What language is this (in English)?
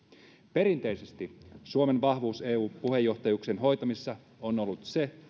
Finnish